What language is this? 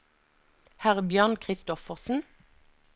Norwegian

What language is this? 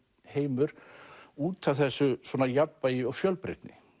Icelandic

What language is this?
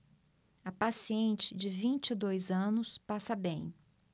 Portuguese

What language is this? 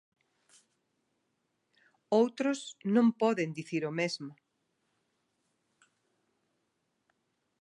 Galician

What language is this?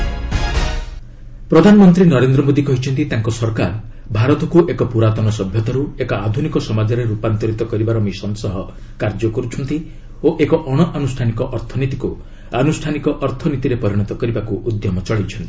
Odia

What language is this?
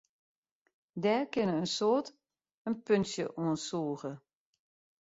Western Frisian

